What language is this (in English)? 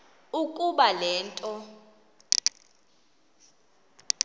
Xhosa